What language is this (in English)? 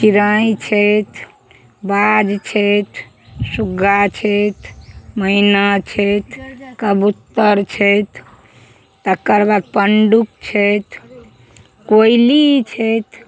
Maithili